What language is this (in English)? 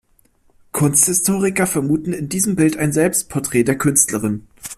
German